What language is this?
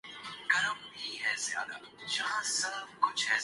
Urdu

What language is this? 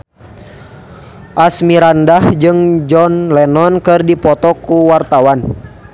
Sundanese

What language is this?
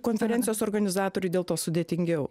Lithuanian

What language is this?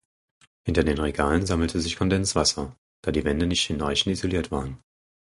German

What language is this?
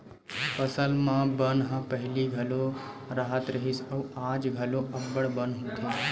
Chhattisgarhi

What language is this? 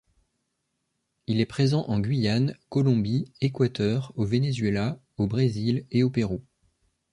French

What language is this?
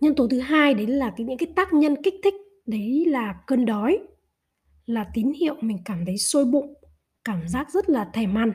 Vietnamese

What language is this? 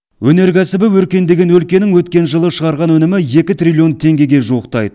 Kazakh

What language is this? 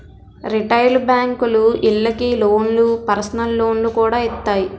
Telugu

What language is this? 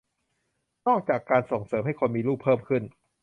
Thai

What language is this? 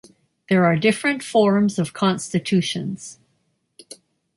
English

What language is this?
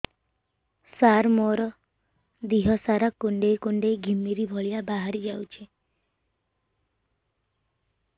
Odia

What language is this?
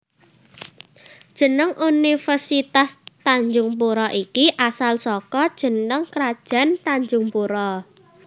Javanese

